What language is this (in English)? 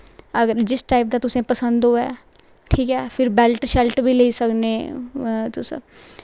Dogri